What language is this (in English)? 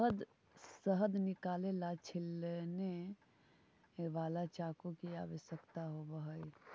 Magahi